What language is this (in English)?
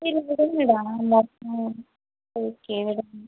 Tamil